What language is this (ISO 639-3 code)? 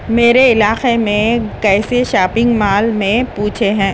urd